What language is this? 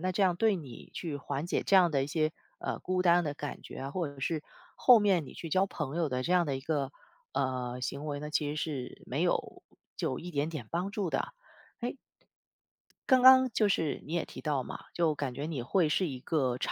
Chinese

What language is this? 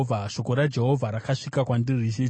Shona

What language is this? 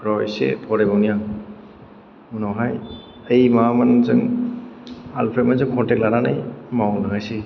Bodo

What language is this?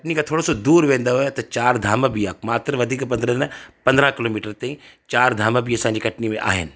Sindhi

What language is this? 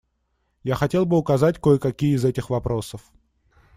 Russian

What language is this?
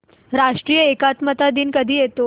Marathi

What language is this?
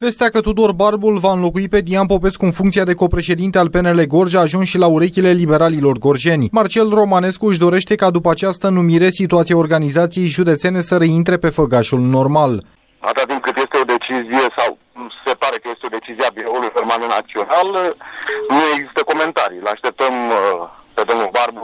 Romanian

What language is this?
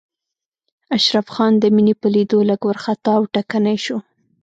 Pashto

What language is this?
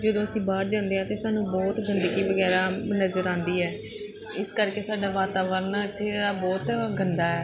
Punjabi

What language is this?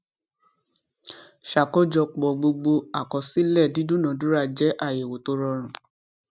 Yoruba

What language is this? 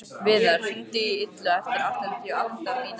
Icelandic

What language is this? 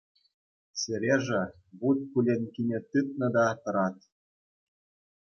Chuvash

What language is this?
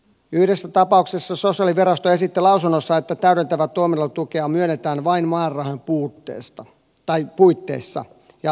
Finnish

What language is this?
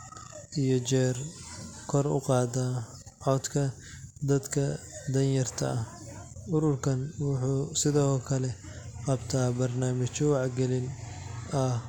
Somali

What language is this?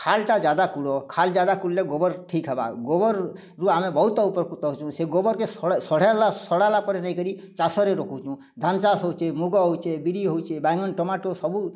Odia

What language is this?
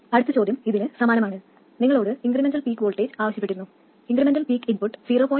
Malayalam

